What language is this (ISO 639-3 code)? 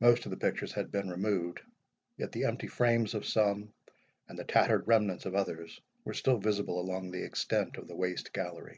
eng